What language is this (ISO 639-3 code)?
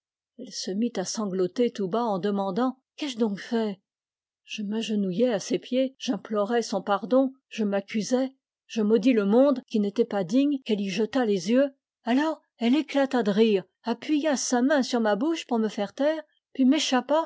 fra